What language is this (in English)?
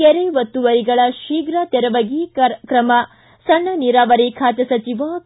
Kannada